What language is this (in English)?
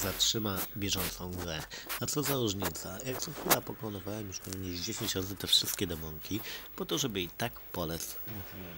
Polish